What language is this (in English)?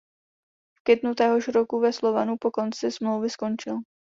Czech